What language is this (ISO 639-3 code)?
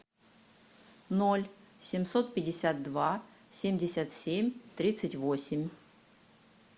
rus